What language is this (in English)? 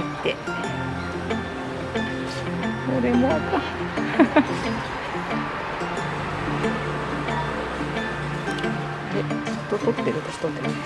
Japanese